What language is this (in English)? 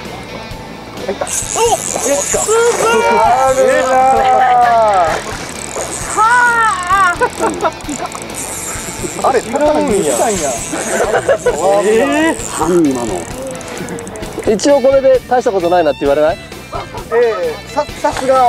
Japanese